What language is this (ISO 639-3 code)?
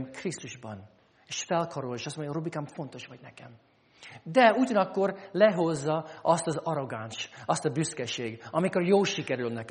hun